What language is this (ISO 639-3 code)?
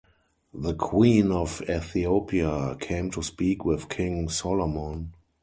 eng